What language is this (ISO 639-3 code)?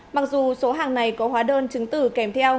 vie